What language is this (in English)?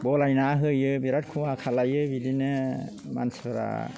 Bodo